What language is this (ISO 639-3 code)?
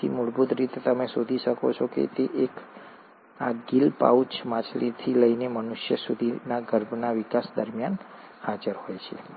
guj